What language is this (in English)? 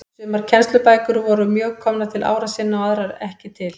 Icelandic